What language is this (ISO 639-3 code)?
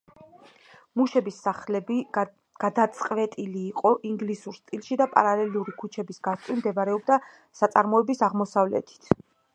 kat